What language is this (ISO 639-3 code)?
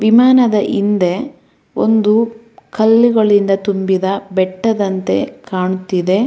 kan